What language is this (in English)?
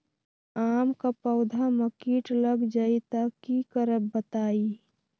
Magahi